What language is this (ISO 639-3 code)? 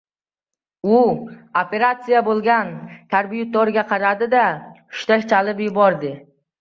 uzb